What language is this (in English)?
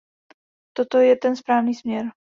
Czech